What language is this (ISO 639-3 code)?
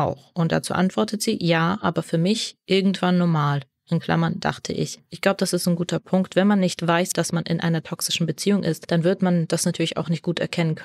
deu